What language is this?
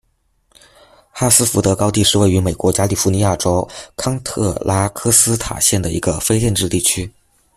Chinese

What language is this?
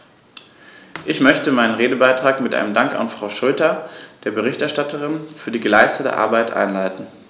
German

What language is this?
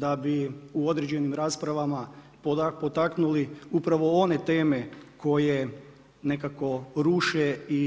Croatian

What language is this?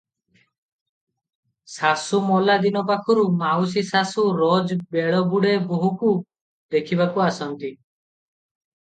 Odia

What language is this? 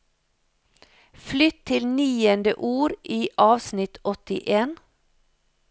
Norwegian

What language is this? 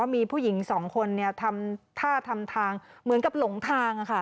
Thai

